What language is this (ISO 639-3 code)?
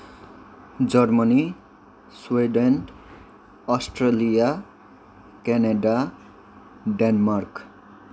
nep